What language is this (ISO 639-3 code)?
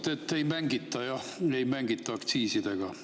est